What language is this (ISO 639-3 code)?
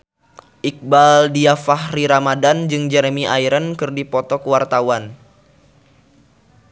sun